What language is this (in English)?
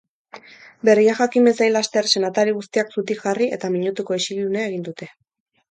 Basque